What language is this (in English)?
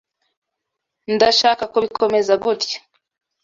Kinyarwanda